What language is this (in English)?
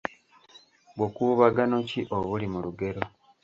Ganda